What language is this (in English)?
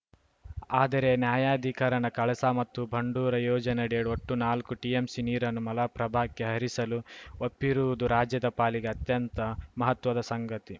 Kannada